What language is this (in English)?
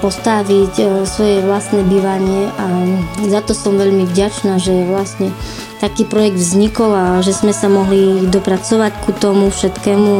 Slovak